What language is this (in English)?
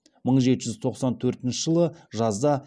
Kazakh